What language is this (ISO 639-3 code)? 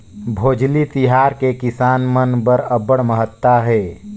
hne